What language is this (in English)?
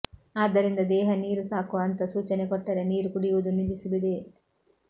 Kannada